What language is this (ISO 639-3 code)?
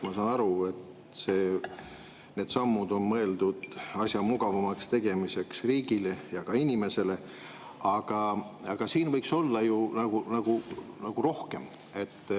est